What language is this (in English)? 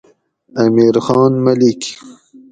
Gawri